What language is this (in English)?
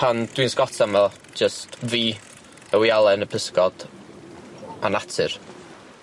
Welsh